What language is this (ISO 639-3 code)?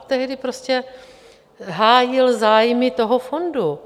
ces